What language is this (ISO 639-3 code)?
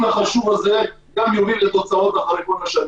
heb